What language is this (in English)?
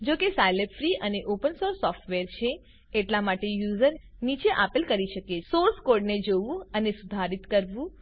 Gujarati